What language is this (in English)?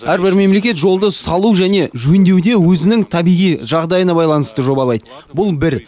Kazakh